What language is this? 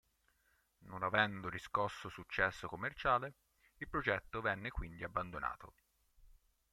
Italian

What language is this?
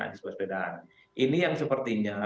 Indonesian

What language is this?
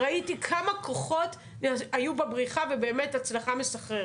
Hebrew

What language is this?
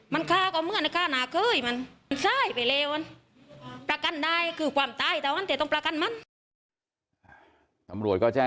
Thai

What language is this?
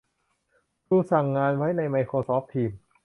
Thai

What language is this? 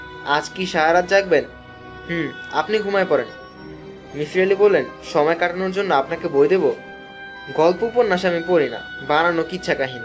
Bangla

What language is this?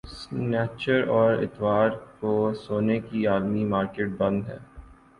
Urdu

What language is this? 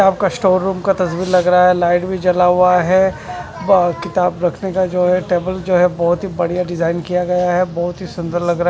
Hindi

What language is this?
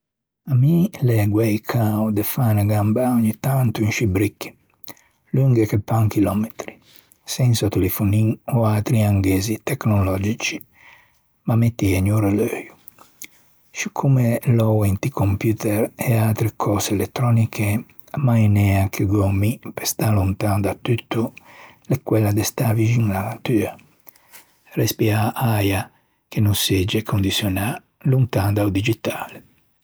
Ligurian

